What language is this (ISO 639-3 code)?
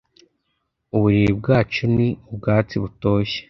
kin